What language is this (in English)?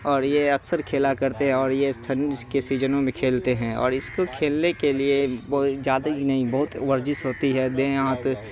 Urdu